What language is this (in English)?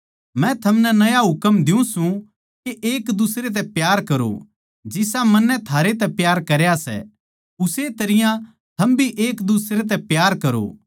Haryanvi